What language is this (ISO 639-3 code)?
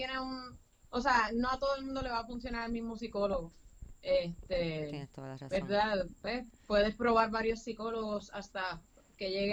spa